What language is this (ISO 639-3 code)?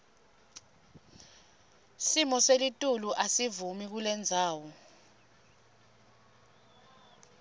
ssw